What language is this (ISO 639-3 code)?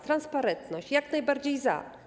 pol